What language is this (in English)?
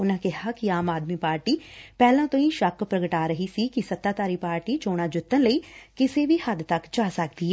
Punjabi